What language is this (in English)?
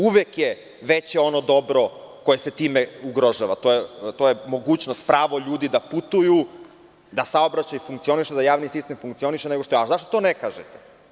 Serbian